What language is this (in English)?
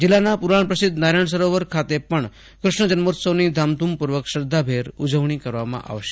Gujarati